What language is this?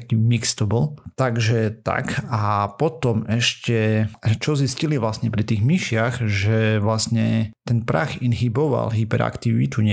Slovak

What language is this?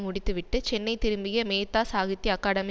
Tamil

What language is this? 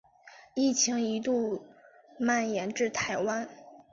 Chinese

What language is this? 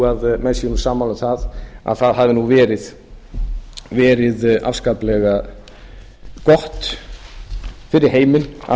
Icelandic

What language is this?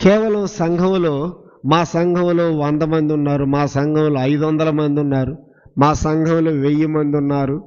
Telugu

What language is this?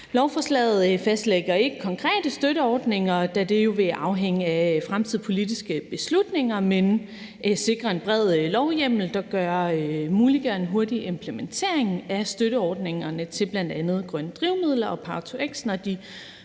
Danish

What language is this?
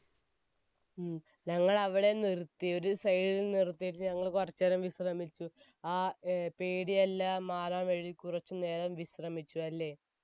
Malayalam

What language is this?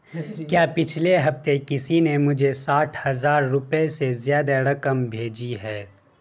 Urdu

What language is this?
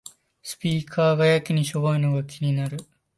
Japanese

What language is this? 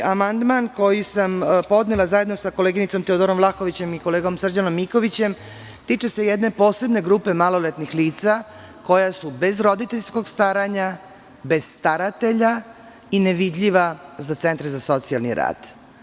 Serbian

